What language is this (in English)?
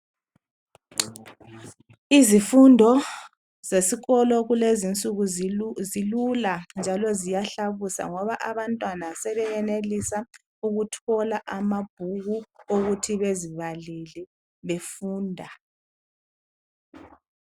North Ndebele